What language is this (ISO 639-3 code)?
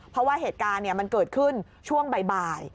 tha